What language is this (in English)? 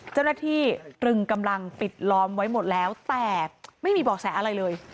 Thai